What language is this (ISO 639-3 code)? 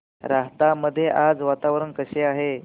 mar